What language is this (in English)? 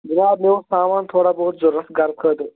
Kashmiri